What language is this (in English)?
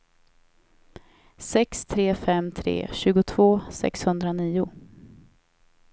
Swedish